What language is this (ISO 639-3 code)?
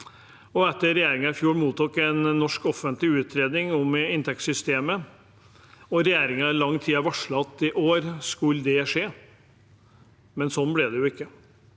nor